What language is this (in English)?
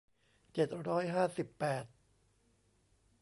Thai